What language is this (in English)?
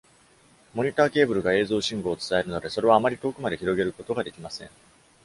Japanese